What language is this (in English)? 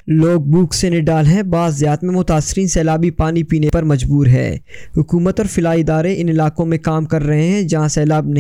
Urdu